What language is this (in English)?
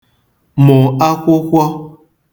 Igbo